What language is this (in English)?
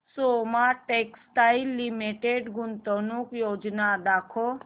Marathi